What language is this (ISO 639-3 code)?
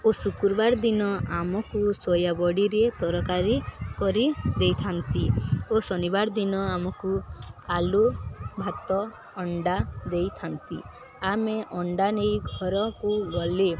ori